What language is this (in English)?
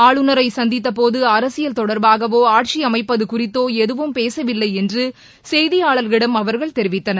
Tamil